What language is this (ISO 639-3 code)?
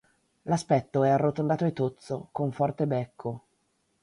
ita